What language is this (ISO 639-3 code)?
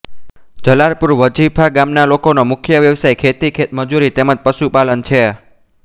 guj